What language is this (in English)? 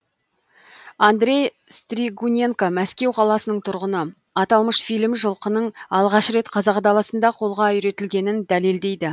Kazakh